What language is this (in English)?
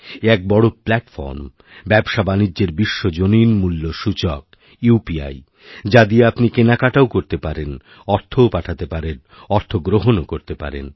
Bangla